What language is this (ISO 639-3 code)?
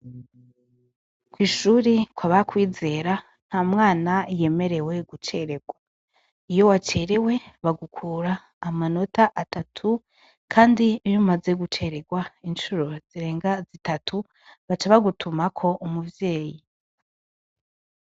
run